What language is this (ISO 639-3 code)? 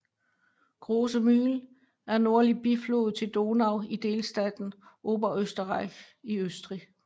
dan